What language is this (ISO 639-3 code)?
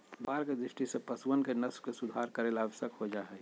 mag